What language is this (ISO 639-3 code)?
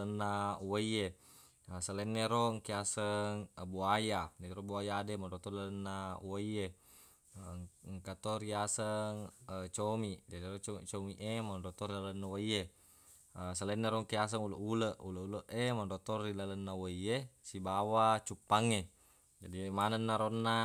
bug